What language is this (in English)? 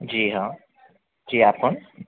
Urdu